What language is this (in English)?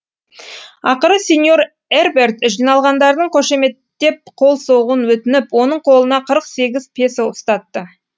Kazakh